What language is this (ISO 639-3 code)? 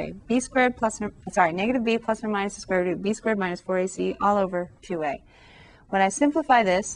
eng